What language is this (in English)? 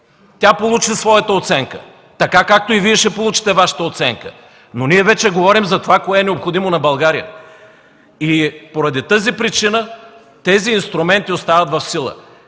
Bulgarian